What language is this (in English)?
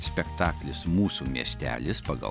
Lithuanian